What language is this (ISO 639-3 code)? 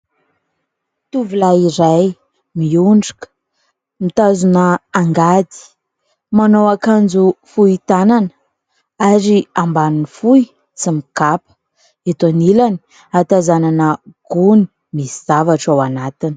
mlg